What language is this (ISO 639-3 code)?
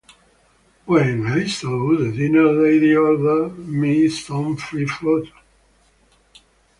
eng